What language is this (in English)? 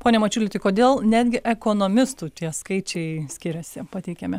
Lithuanian